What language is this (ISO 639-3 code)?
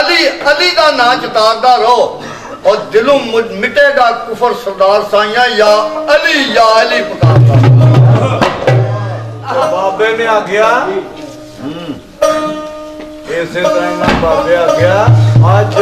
pan